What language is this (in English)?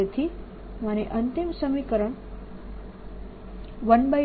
Gujarati